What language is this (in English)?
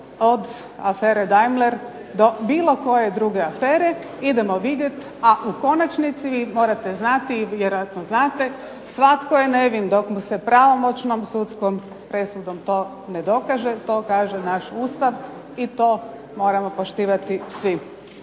Croatian